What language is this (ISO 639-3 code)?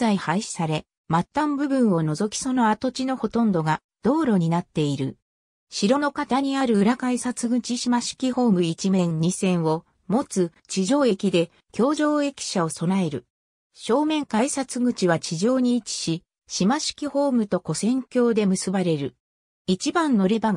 jpn